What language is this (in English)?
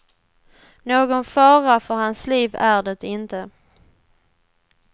Swedish